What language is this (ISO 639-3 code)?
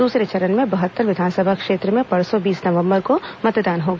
hin